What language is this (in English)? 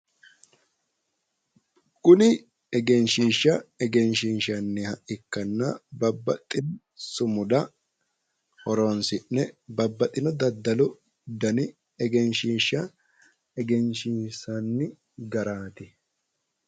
Sidamo